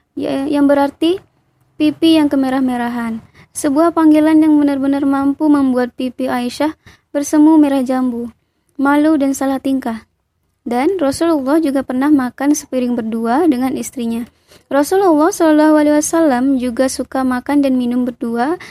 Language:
Indonesian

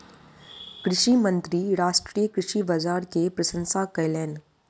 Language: Maithili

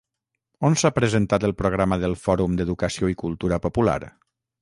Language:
Catalan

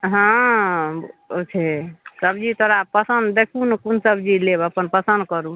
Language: Maithili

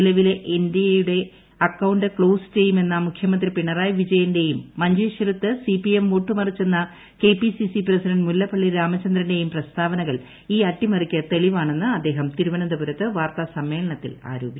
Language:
Malayalam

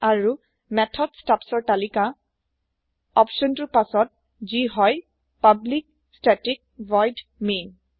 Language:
Assamese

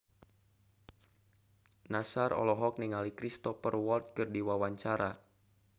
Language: Sundanese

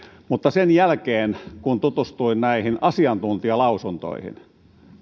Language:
Finnish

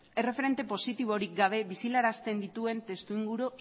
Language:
Basque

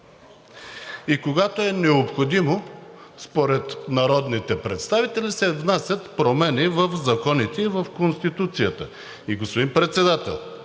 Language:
Bulgarian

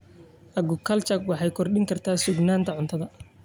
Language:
Somali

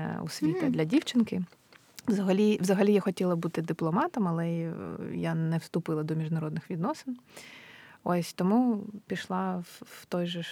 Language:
Ukrainian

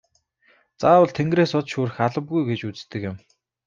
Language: Mongolian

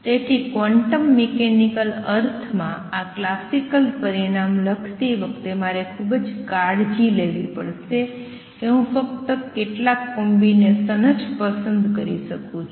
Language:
Gujarati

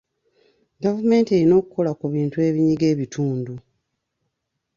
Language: Ganda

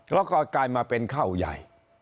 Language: Thai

